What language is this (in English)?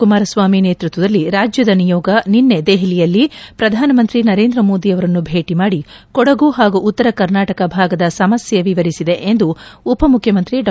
Kannada